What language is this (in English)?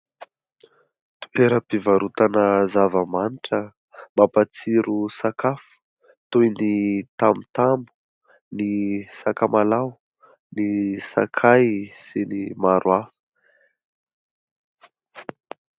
Malagasy